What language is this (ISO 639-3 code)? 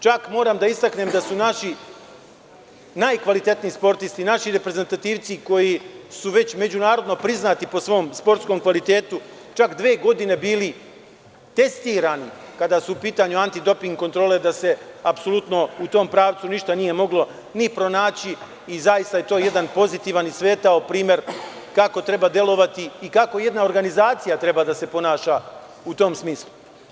srp